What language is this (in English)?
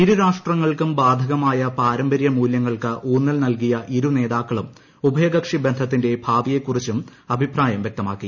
Malayalam